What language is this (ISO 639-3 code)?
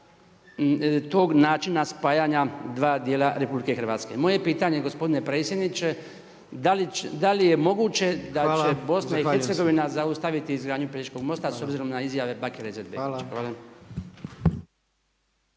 hrv